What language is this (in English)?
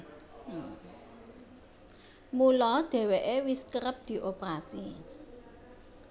Javanese